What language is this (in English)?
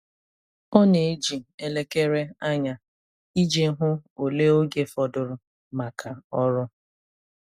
Igbo